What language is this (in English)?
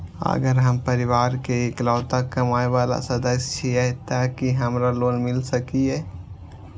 Maithili